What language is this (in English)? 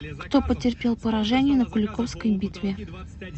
Russian